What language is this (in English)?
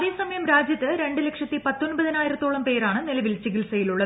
Malayalam